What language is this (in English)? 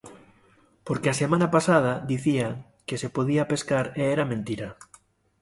Galician